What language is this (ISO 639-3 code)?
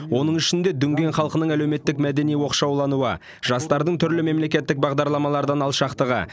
kaz